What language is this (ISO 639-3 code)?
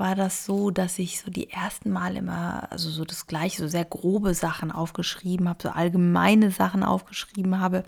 deu